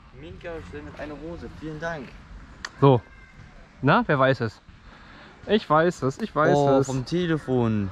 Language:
German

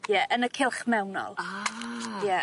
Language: Welsh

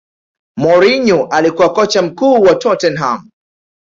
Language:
Swahili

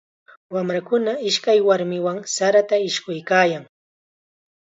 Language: Chiquián Ancash Quechua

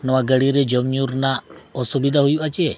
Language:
Santali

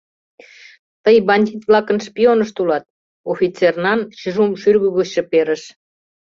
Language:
Mari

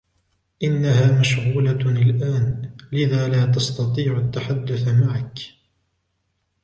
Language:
Arabic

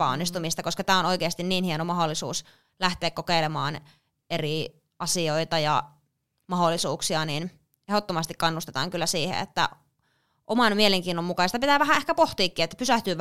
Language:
Finnish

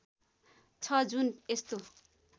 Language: Nepali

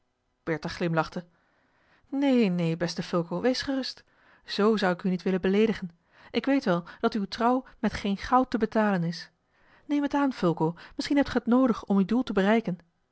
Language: Dutch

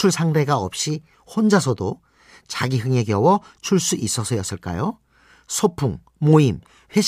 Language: Korean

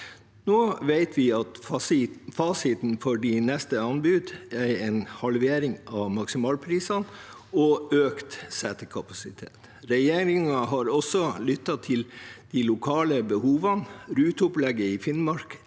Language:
Norwegian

